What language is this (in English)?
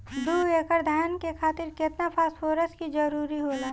Bhojpuri